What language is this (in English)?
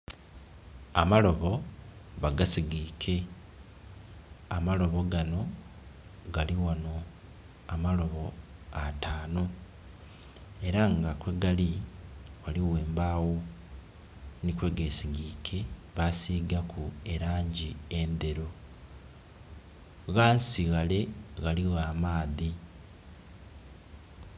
Soga